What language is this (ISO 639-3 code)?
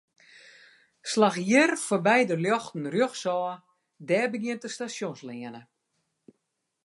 fry